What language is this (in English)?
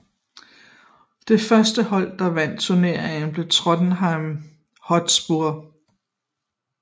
Danish